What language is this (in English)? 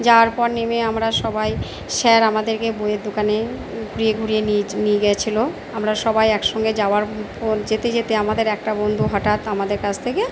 Bangla